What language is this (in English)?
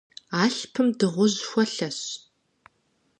Kabardian